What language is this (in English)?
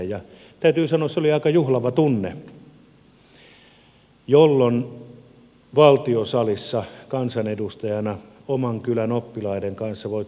Finnish